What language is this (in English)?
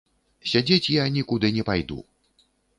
Belarusian